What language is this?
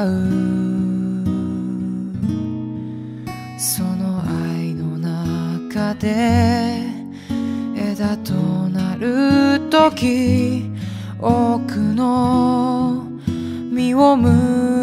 Korean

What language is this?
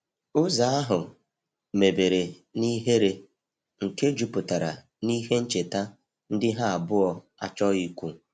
Igbo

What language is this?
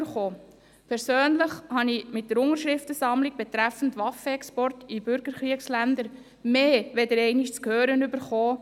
Swiss German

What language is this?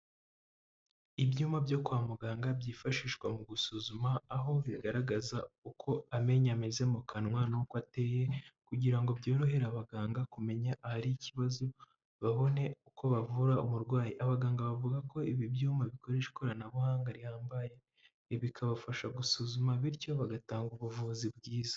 Kinyarwanda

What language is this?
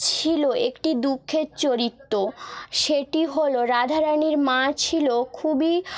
Bangla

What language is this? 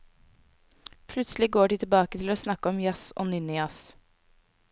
Norwegian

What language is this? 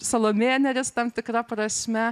Lithuanian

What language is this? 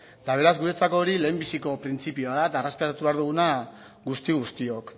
Basque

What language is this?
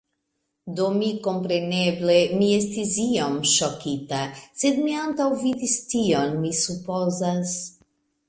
Esperanto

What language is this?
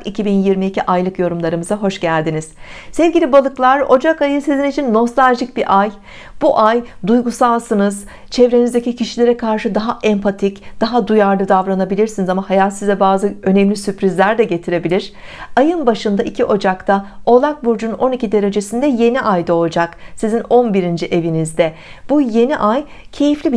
Turkish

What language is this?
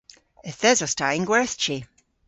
Cornish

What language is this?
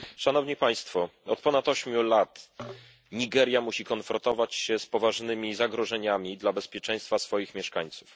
Polish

